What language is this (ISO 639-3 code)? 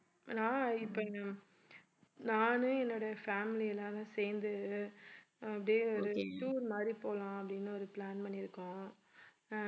tam